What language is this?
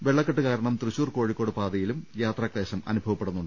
Malayalam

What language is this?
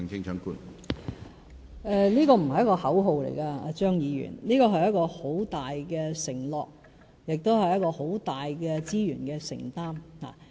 Cantonese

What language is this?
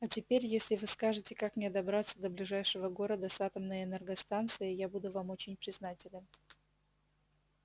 Russian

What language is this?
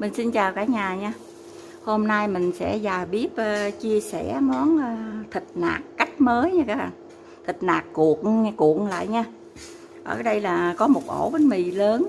Vietnamese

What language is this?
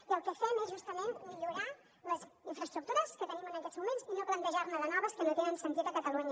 Catalan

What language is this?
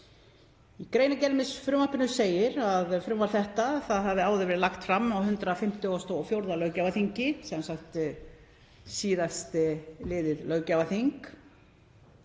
Icelandic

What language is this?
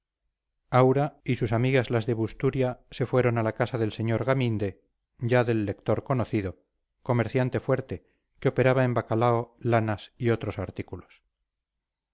Spanish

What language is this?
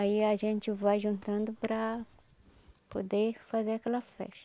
Portuguese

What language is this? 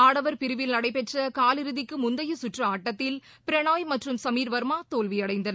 Tamil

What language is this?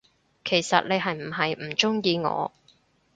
Cantonese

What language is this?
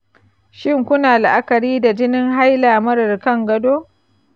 Hausa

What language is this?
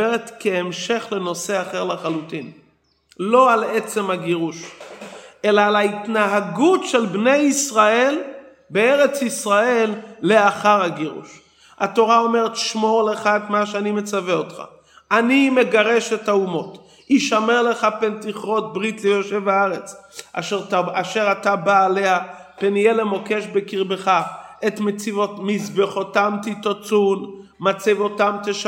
Hebrew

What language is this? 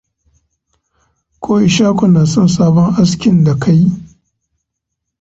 Hausa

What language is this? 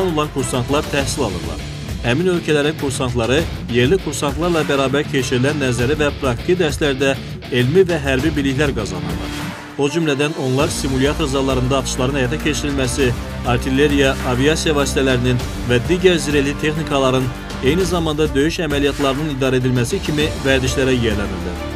Turkish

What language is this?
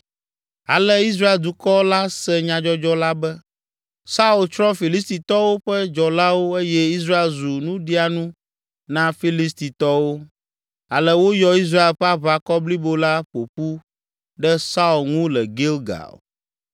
Ewe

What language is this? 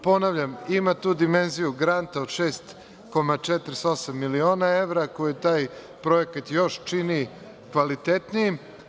Serbian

